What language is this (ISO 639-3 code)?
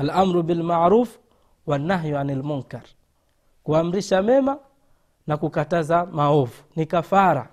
swa